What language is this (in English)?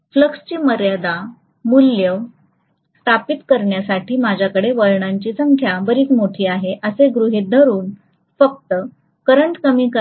Marathi